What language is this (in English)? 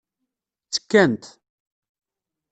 Kabyle